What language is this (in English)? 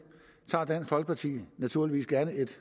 Danish